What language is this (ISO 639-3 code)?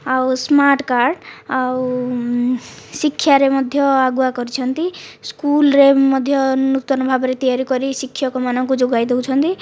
ori